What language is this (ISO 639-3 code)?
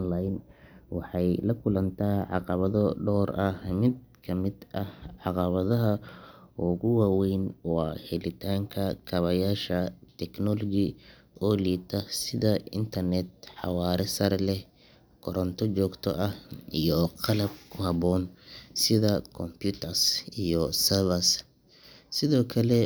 som